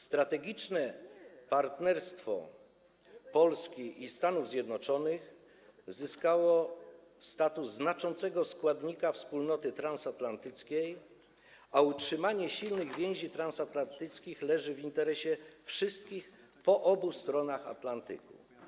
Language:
Polish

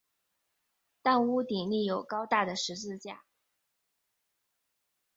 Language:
Chinese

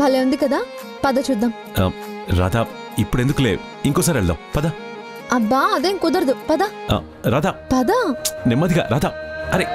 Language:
Telugu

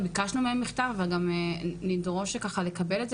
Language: Hebrew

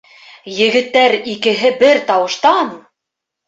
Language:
Bashkir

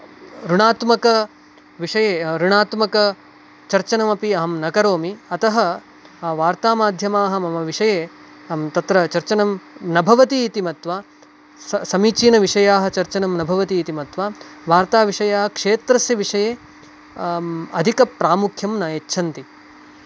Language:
Sanskrit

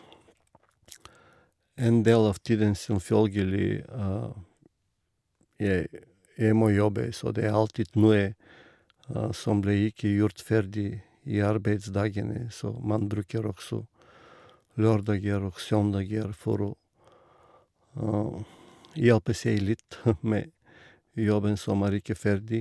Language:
Norwegian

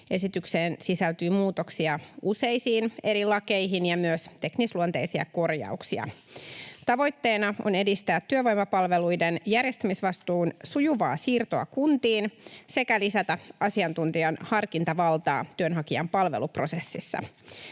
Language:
Finnish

